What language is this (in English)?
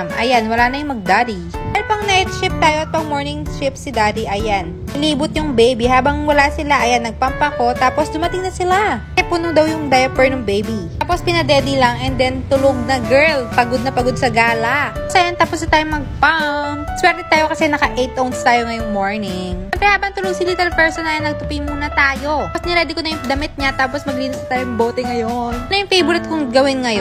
Filipino